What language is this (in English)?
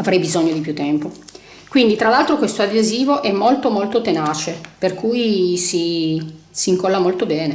Italian